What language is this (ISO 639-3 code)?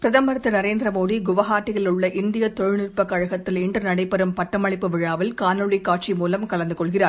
tam